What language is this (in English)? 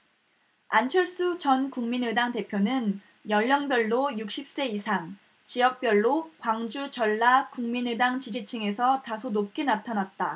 Korean